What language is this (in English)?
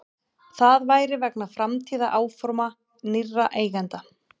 Icelandic